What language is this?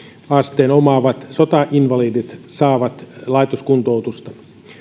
Finnish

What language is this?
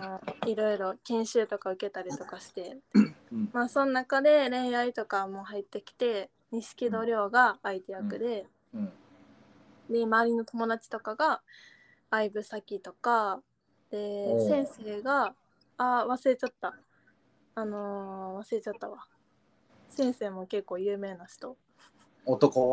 Japanese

